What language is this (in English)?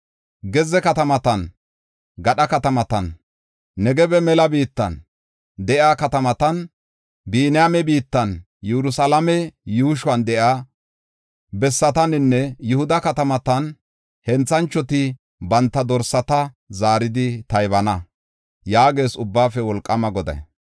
Gofa